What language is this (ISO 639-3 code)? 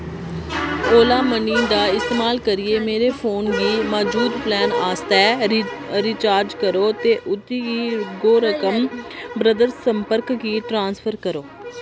doi